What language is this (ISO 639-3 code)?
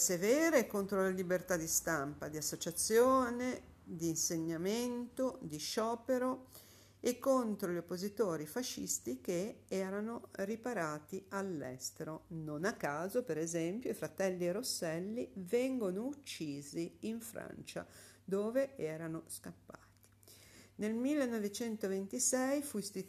ita